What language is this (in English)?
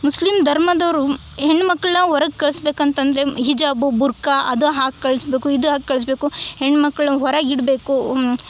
Kannada